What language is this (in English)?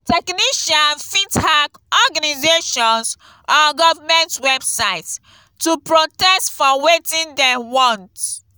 Nigerian Pidgin